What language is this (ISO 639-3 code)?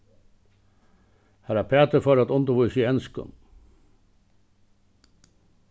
fao